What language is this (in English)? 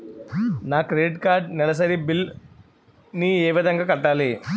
Telugu